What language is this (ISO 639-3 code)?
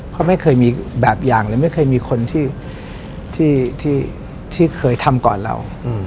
tha